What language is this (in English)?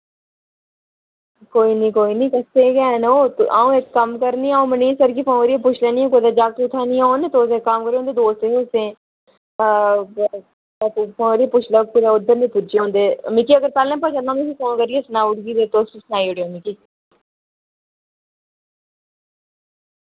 Dogri